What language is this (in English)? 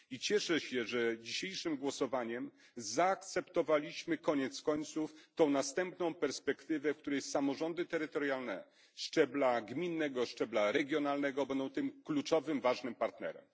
Polish